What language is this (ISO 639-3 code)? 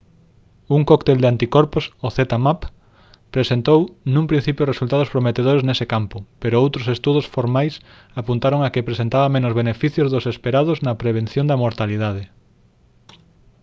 glg